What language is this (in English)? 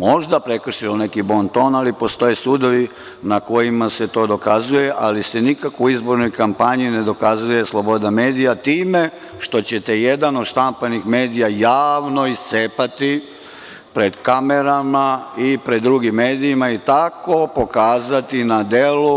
Serbian